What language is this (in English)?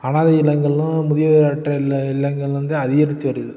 Tamil